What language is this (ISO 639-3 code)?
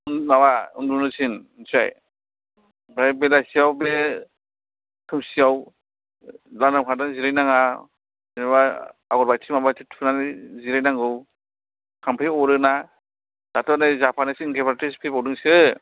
brx